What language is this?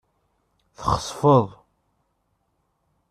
Kabyle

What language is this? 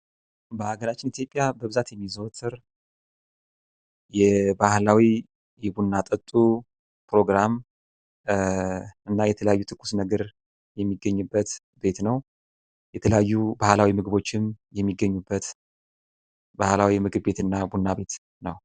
Amharic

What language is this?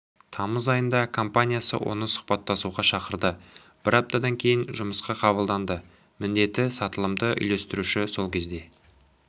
Kazakh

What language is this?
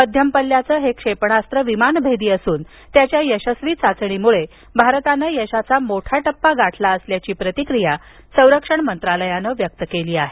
Marathi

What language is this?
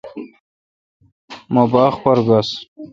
Kalkoti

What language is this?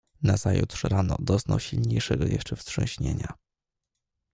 Polish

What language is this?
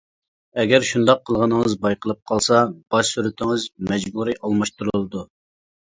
Uyghur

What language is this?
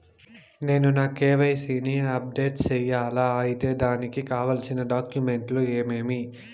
Telugu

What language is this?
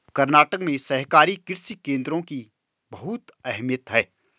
Hindi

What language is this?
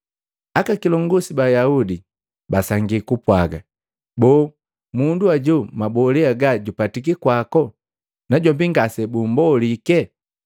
Matengo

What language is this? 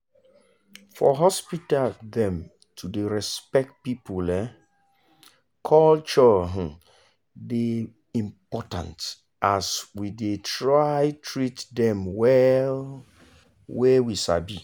Nigerian Pidgin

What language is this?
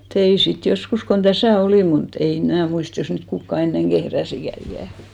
Finnish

